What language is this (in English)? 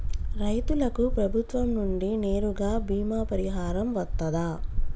Telugu